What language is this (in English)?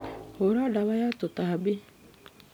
Kikuyu